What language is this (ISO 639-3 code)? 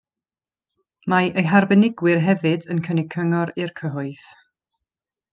cym